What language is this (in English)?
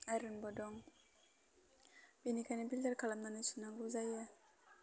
Bodo